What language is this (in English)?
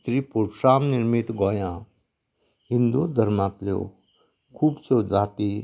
Konkani